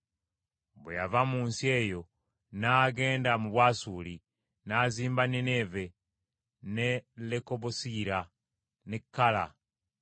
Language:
Ganda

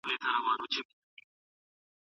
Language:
Pashto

